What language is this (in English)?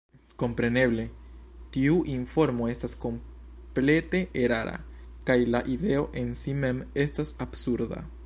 Esperanto